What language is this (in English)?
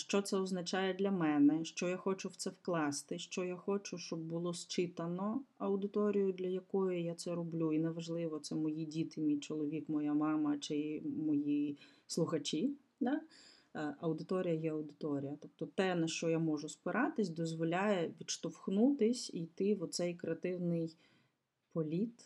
Ukrainian